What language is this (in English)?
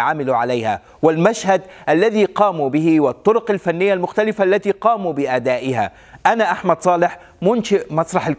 Arabic